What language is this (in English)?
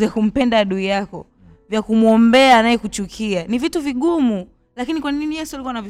Swahili